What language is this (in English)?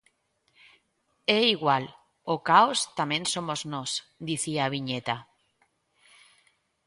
Galician